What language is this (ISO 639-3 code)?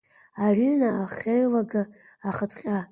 abk